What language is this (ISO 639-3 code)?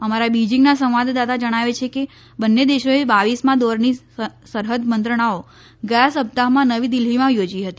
guj